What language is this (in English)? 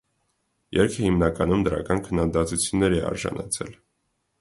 Armenian